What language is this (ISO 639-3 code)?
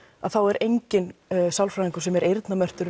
isl